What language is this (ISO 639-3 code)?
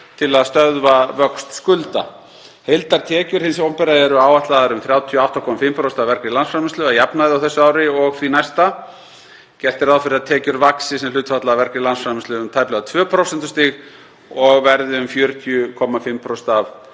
isl